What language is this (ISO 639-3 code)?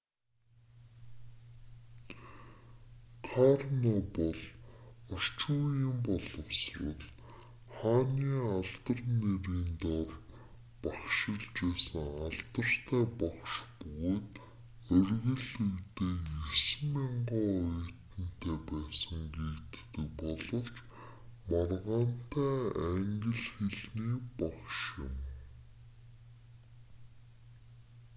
mon